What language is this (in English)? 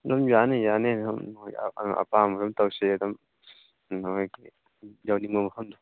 Manipuri